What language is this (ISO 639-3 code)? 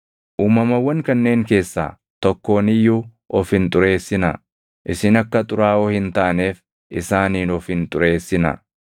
orm